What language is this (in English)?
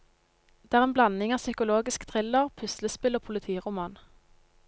Norwegian